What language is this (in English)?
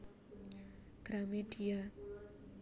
Javanese